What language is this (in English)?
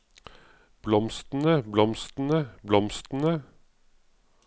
Norwegian